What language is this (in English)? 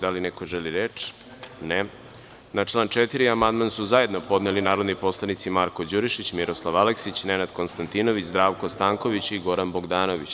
Serbian